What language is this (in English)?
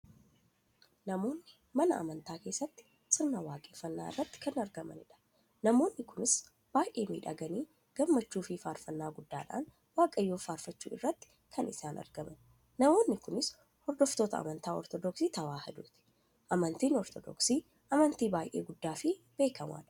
Oromo